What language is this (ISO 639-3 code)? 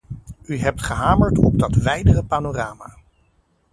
nld